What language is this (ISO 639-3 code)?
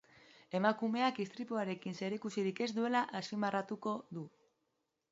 eus